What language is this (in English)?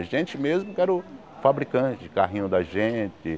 Portuguese